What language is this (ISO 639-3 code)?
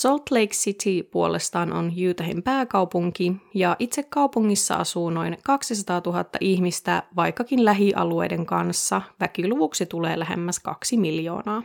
fin